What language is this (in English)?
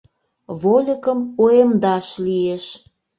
Mari